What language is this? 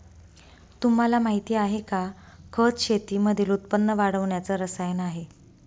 Marathi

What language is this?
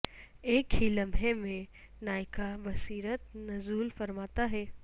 Urdu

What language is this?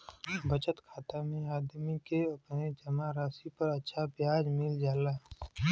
Bhojpuri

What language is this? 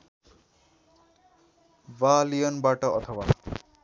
Nepali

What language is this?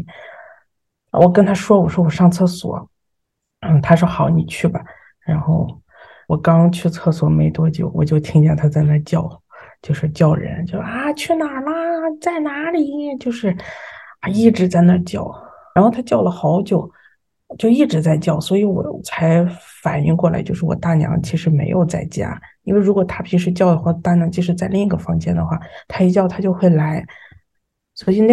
Chinese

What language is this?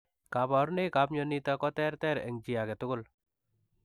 Kalenjin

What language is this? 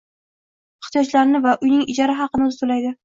Uzbek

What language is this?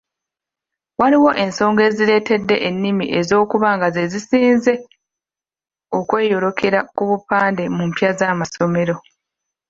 Ganda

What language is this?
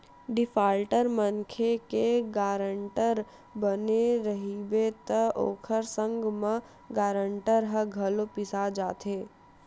Chhattisgarhi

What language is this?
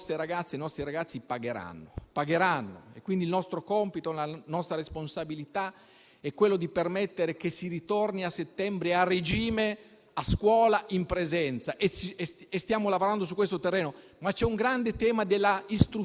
Italian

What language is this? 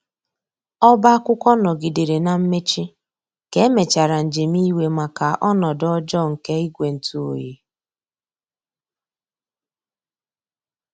Igbo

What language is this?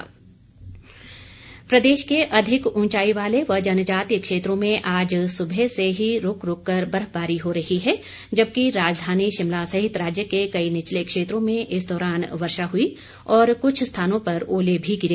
Hindi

